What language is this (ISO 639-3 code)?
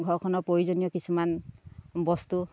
asm